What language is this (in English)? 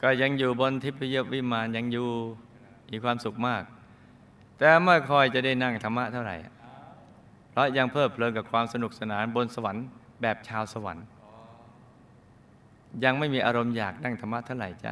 Thai